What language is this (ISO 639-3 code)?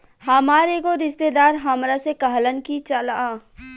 bho